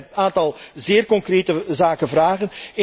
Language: Dutch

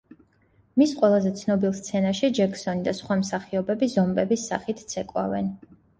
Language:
Georgian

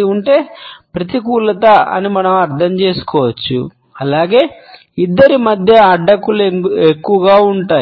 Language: Telugu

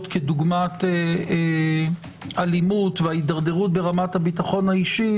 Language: Hebrew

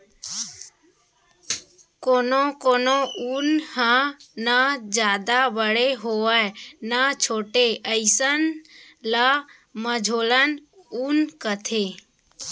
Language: Chhattisgarhi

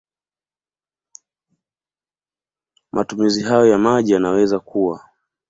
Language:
Swahili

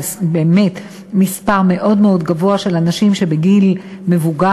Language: Hebrew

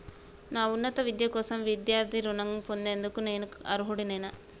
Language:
Telugu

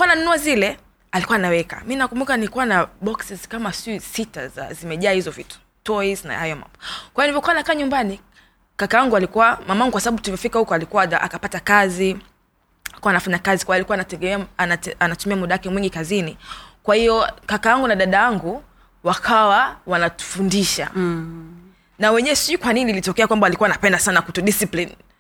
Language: Swahili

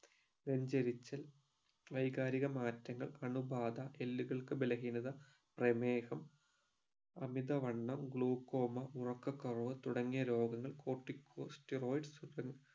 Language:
Malayalam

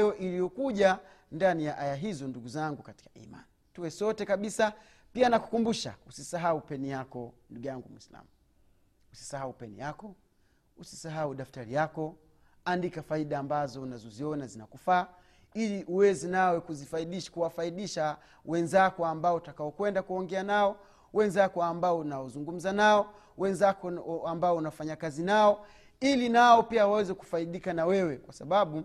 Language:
Swahili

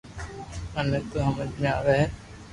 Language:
Loarki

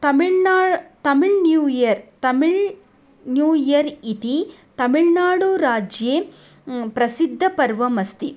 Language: Sanskrit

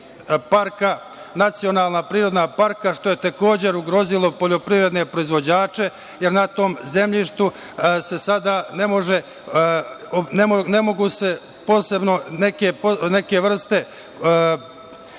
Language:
Serbian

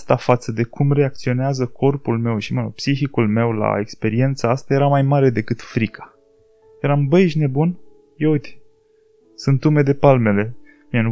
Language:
Romanian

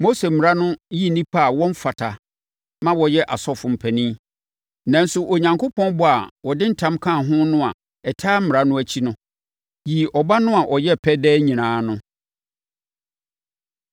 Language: Akan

